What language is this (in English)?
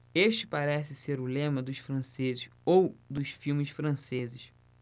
Portuguese